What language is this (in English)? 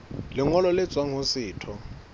Southern Sotho